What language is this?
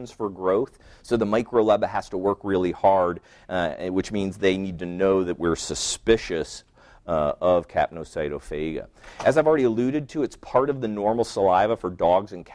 English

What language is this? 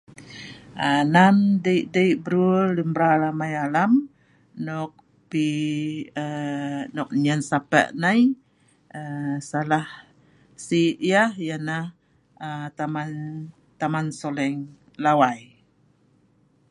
Sa'ban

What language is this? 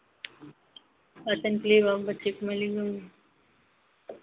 Hindi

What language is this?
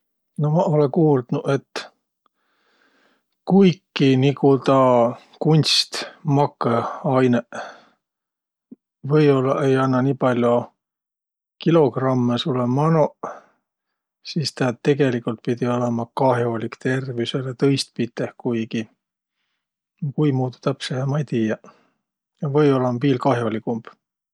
Võro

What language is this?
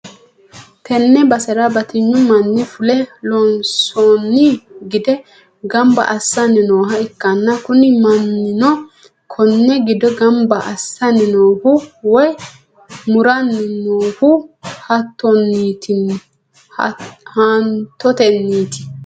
Sidamo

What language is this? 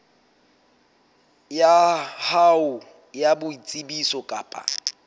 Southern Sotho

